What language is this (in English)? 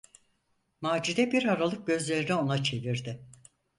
Turkish